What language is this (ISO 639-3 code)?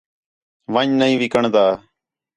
xhe